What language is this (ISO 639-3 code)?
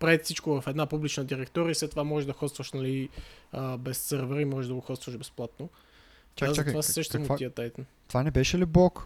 bul